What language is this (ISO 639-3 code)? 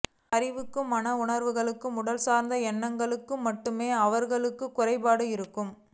tam